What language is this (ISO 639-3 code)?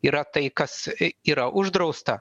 lit